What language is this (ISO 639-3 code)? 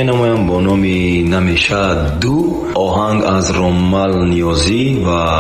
fas